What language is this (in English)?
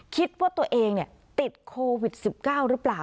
Thai